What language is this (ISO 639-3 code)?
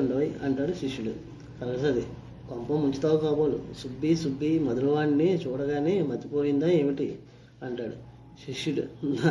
tel